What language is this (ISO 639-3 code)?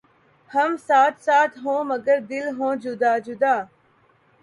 urd